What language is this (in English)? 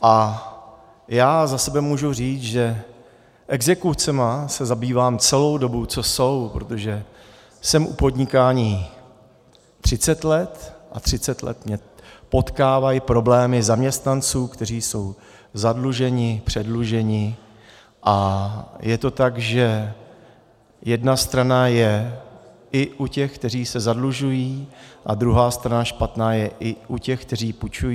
Czech